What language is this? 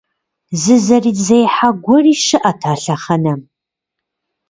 Kabardian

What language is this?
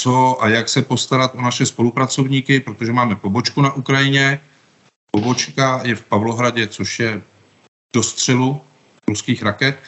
Czech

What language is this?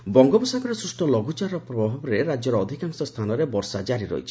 Odia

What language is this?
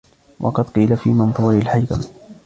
Arabic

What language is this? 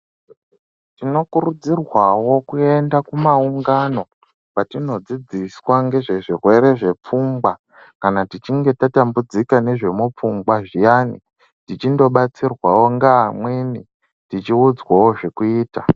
Ndau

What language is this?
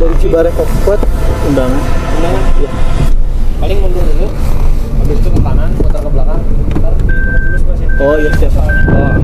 Indonesian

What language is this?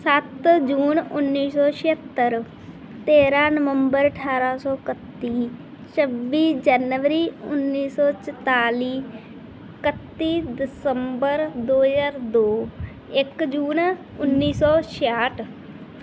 Punjabi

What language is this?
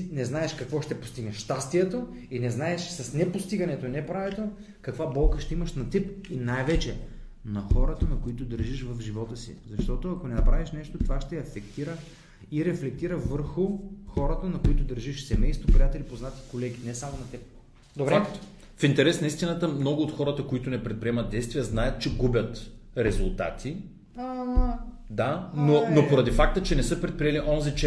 Bulgarian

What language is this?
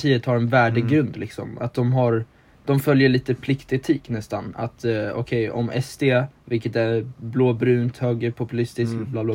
Swedish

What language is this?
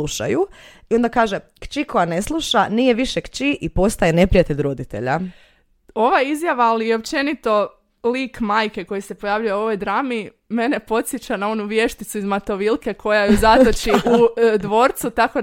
Croatian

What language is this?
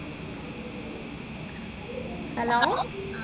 Malayalam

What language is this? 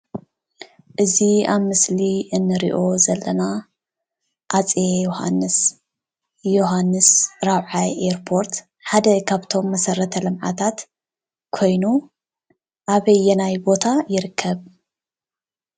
Tigrinya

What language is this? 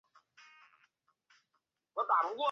Chinese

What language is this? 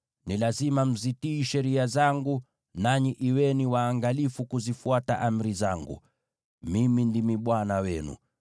Swahili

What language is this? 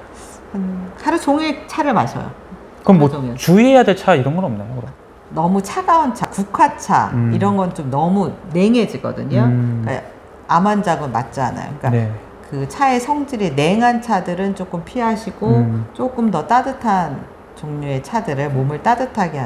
Korean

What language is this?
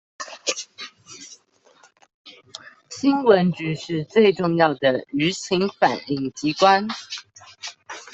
Chinese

